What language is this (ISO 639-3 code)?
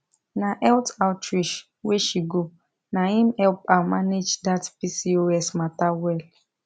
pcm